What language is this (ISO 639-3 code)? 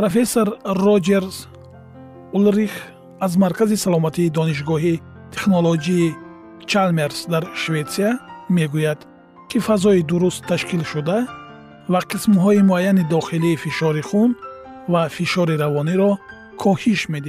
fas